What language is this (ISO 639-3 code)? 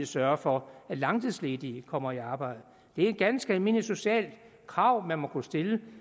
dan